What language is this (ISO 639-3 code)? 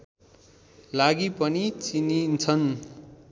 nep